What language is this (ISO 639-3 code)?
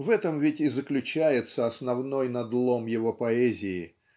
rus